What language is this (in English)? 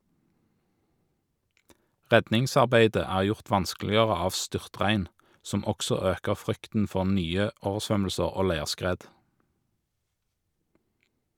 Norwegian